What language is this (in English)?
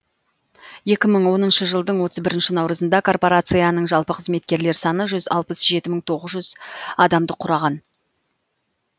Kazakh